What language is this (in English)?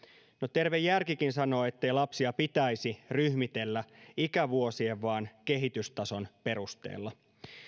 Finnish